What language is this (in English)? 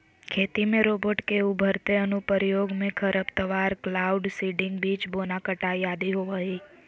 Magahi